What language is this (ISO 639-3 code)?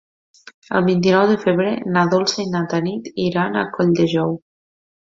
cat